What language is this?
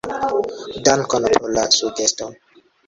Esperanto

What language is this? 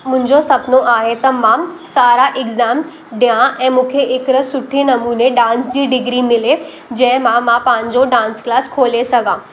Sindhi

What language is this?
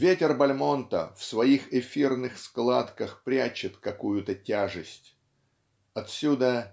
Russian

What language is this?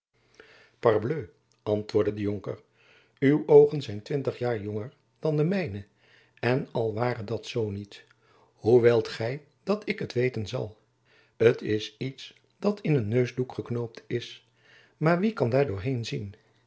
Dutch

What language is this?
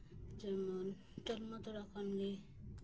Santali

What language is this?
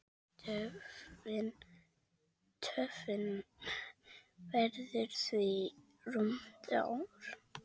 Icelandic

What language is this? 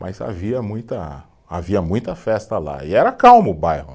Portuguese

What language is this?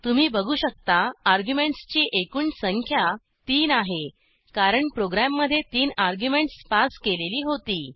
Marathi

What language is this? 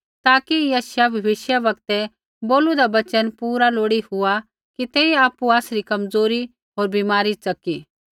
Kullu Pahari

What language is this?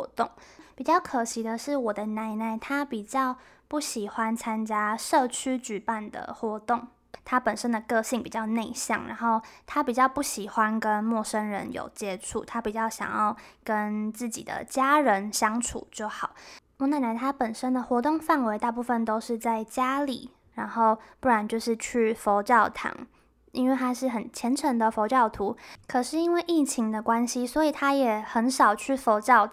Chinese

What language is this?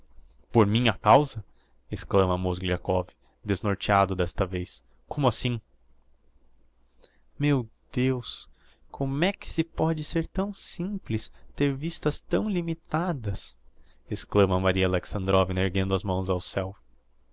Portuguese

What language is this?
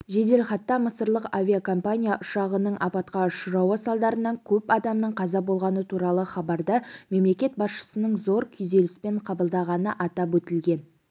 Kazakh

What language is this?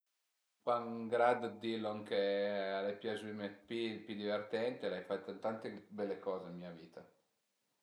Piedmontese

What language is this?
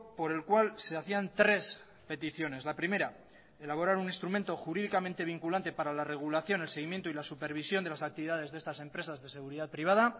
Spanish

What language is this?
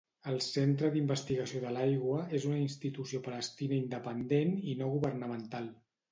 Catalan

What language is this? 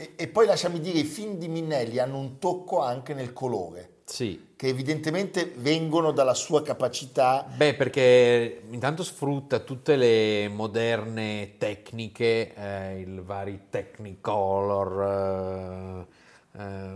Italian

